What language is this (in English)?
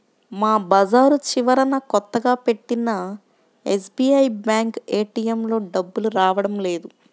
Telugu